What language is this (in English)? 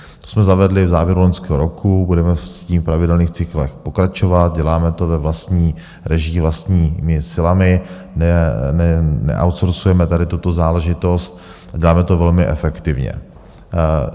Czech